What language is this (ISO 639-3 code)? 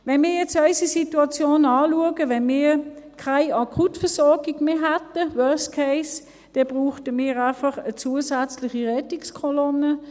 gsw